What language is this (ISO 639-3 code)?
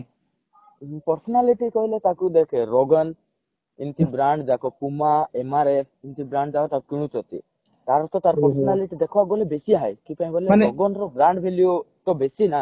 ori